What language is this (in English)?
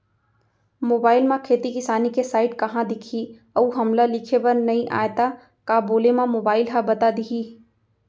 Chhattisgarhi